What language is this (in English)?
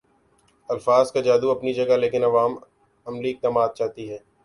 Urdu